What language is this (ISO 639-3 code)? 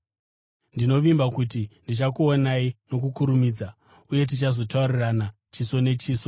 sna